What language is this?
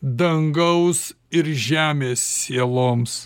Lithuanian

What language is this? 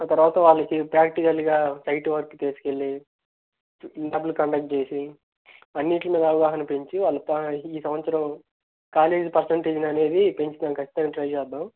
Telugu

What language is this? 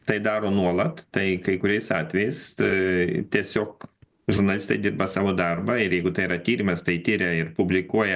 Lithuanian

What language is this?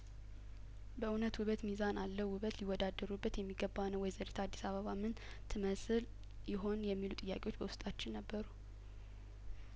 Amharic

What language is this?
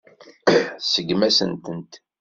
Kabyle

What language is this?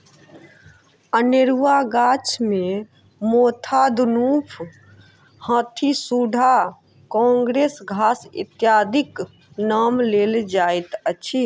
Maithili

